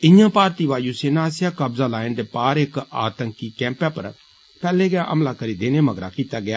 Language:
Dogri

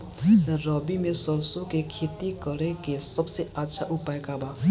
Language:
Bhojpuri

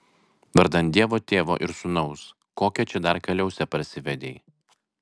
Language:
Lithuanian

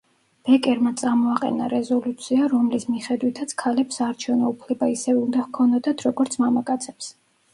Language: Georgian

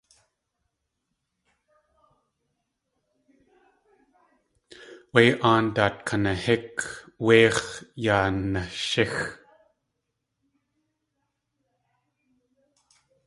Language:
Tlingit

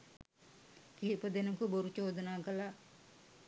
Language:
Sinhala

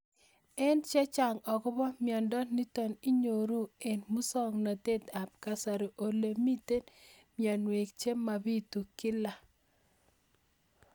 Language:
Kalenjin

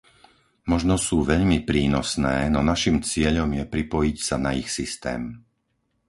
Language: Slovak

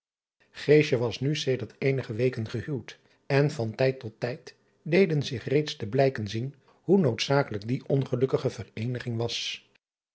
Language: Dutch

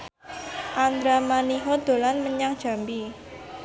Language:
Javanese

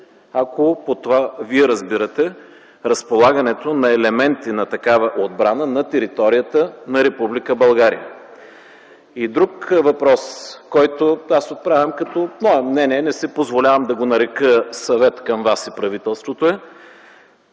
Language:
Bulgarian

